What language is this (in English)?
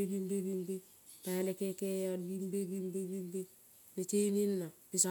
Kol (Papua New Guinea)